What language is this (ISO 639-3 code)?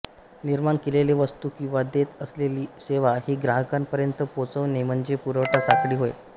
mar